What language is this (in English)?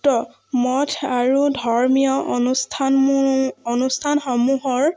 Assamese